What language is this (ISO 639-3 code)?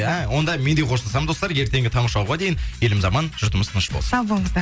kaz